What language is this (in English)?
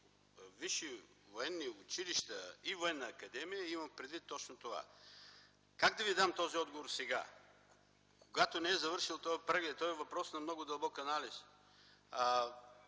Bulgarian